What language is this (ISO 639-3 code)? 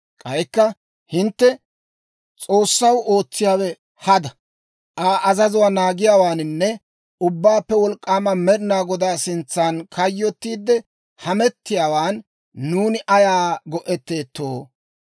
dwr